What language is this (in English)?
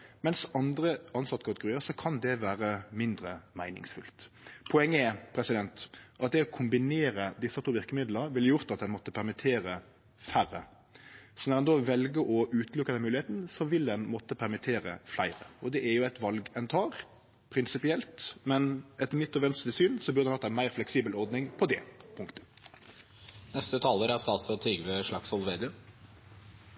Norwegian Nynorsk